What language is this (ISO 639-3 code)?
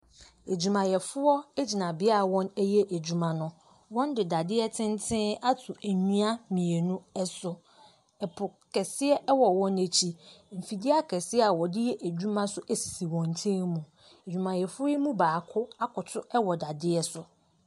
aka